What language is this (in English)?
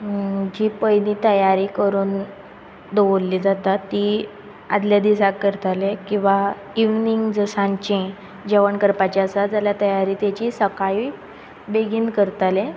Konkani